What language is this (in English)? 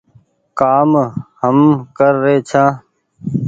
Goaria